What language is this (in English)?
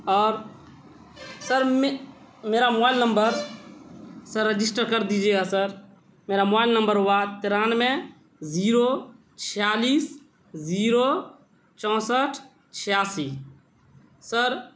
Urdu